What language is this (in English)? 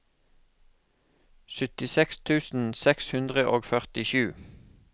Norwegian